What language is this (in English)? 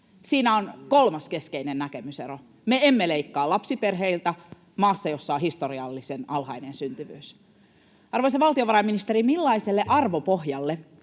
Finnish